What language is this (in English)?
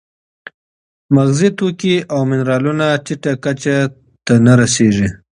Pashto